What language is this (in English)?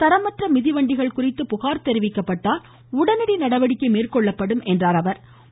Tamil